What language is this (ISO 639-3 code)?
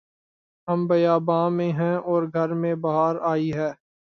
urd